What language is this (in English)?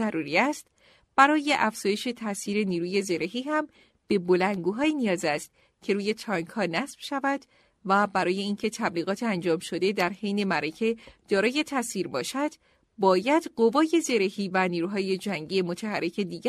Persian